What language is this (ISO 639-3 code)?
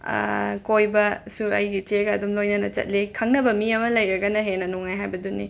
mni